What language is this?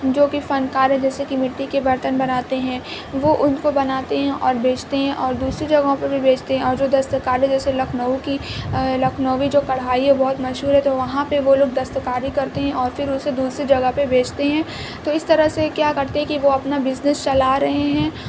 Urdu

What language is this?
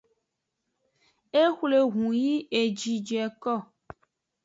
Aja (Benin)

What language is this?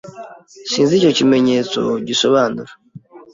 Kinyarwanda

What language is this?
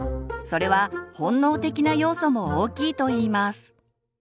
Japanese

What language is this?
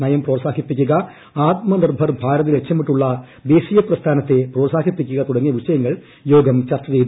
Malayalam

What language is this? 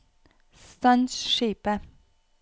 Norwegian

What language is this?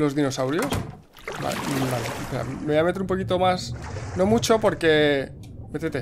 Spanish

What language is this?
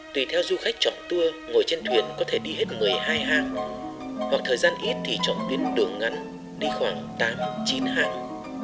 Vietnamese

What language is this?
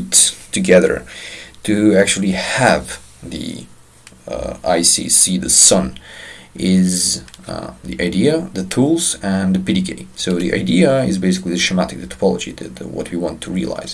English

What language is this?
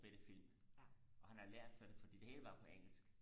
Danish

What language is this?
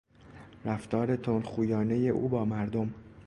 Persian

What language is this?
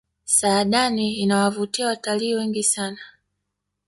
Swahili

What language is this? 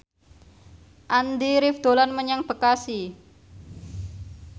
Javanese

